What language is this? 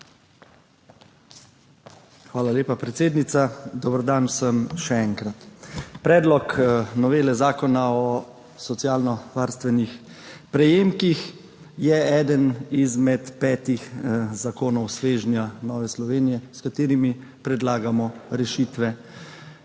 Slovenian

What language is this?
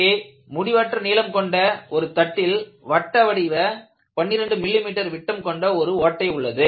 Tamil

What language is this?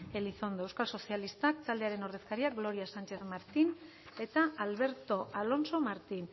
Basque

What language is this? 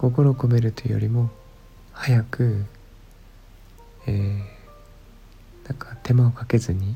Japanese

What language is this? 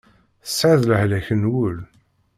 Kabyle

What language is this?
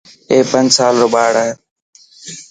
Dhatki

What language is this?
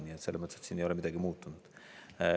Estonian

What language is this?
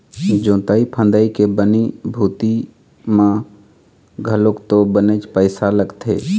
Chhattisgarhi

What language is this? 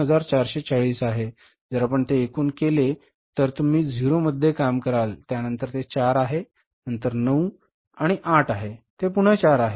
Marathi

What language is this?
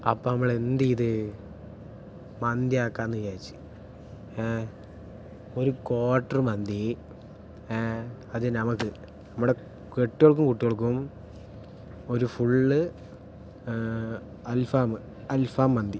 Malayalam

